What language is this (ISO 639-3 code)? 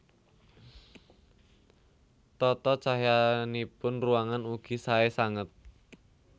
jav